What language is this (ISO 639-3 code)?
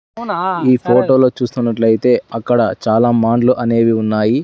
tel